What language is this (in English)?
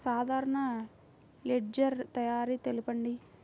Telugu